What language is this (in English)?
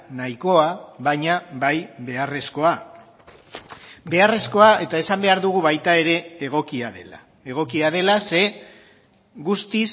Basque